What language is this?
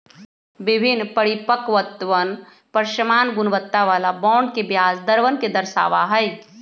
Magahi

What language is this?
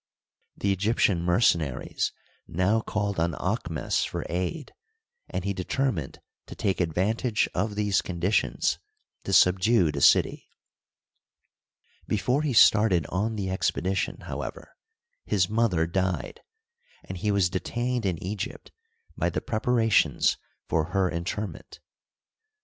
English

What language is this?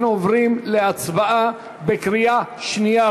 Hebrew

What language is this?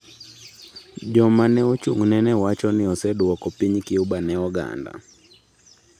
Luo (Kenya and Tanzania)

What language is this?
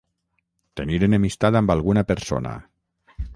Catalan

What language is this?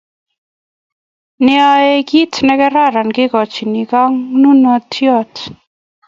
Kalenjin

